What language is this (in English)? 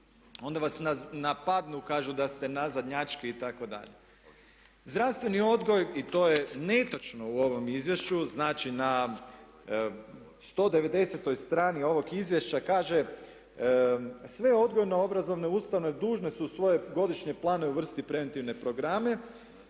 Croatian